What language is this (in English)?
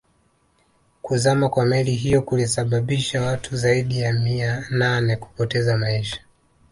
Swahili